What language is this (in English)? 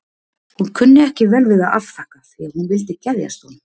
Icelandic